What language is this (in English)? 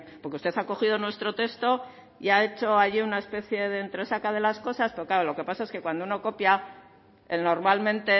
Spanish